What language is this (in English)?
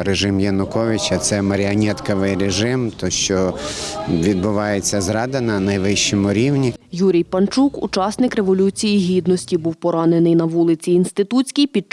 Ukrainian